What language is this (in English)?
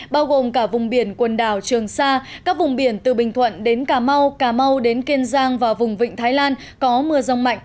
Vietnamese